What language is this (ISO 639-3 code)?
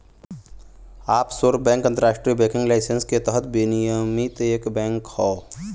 bho